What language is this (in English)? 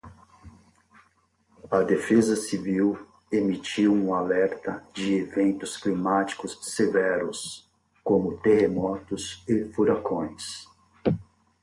Portuguese